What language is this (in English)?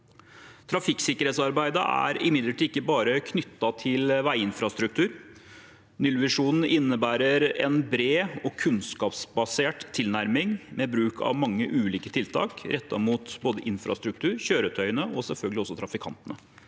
Norwegian